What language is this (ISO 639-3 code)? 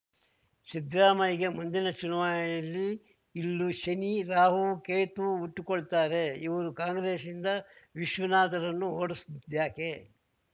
kan